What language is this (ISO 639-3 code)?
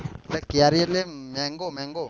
guj